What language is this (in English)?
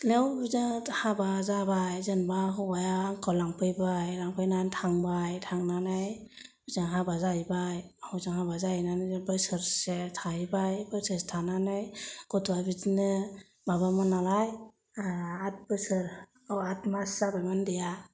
Bodo